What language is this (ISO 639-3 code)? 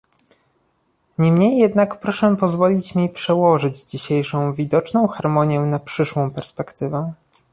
pol